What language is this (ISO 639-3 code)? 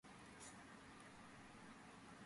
kat